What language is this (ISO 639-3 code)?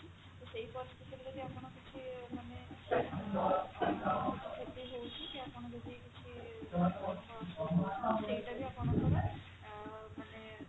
ori